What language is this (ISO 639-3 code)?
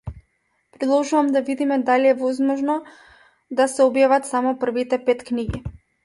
mkd